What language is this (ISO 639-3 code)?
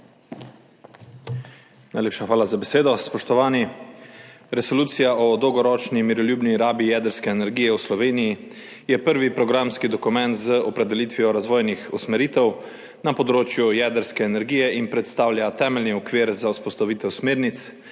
slv